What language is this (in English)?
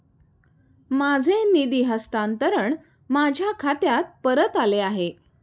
Marathi